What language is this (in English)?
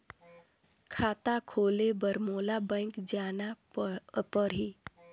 Chhattisgarhi